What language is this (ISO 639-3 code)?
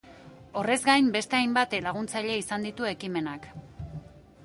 eus